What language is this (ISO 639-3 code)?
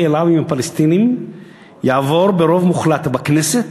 heb